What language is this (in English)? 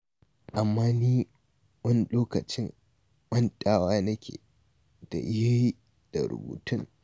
Hausa